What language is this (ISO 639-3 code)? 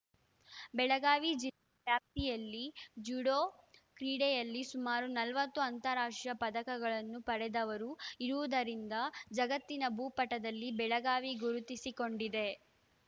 kan